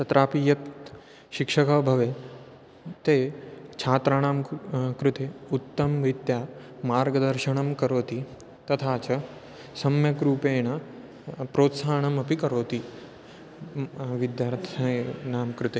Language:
Sanskrit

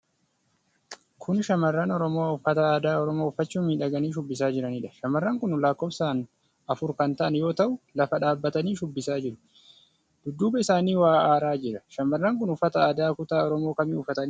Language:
Oromo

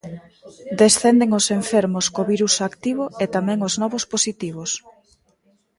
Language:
Galician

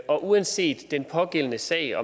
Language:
Danish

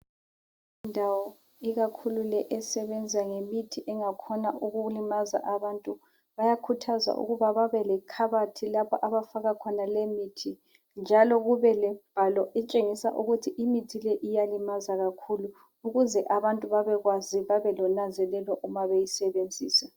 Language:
North Ndebele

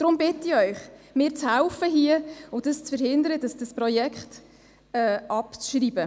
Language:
Swiss German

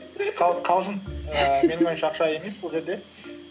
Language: Kazakh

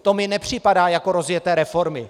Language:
Czech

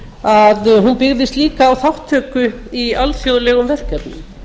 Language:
Icelandic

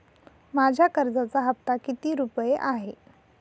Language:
Marathi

